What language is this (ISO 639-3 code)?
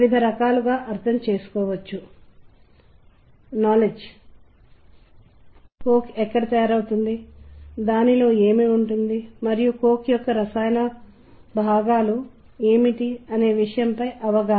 tel